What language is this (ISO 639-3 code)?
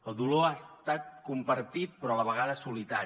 cat